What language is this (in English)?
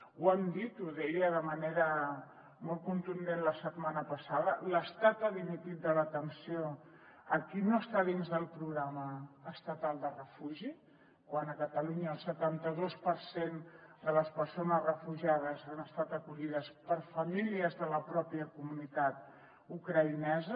Catalan